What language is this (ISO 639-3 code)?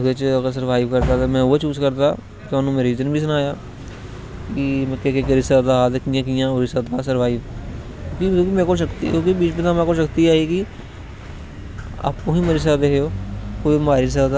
doi